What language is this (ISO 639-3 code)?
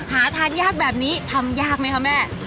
tha